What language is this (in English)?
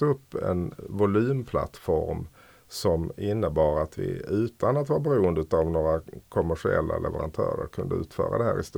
Swedish